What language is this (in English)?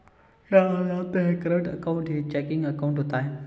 Hindi